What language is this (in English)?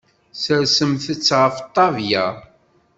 Kabyle